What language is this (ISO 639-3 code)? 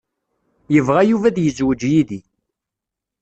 kab